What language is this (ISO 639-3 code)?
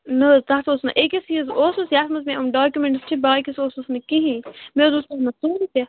kas